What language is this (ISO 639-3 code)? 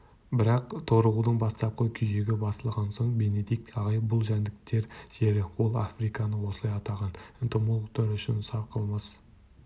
kaz